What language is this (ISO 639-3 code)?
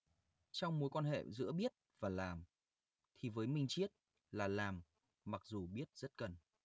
vie